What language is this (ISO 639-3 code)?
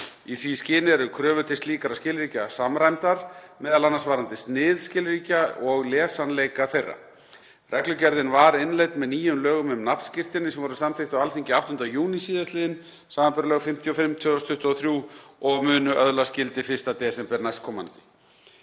isl